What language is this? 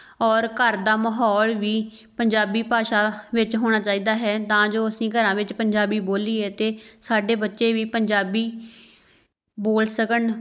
Punjabi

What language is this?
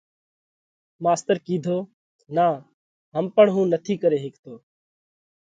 Parkari Koli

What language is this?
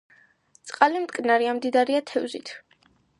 Georgian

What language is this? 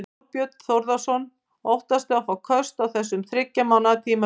Icelandic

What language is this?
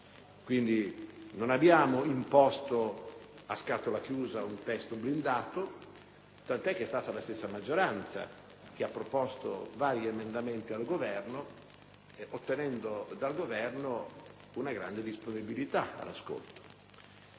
Italian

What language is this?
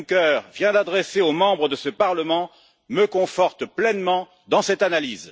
French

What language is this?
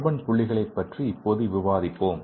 Tamil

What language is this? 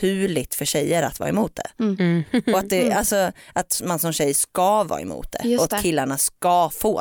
Swedish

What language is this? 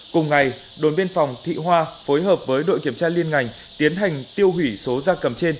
Vietnamese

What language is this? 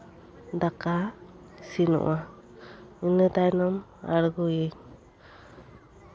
Santali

